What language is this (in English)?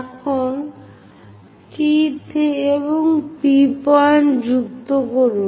Bangla